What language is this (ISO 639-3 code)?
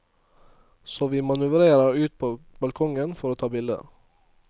nor